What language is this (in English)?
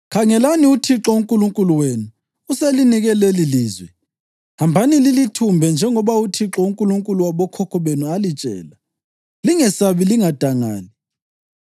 North Ndebele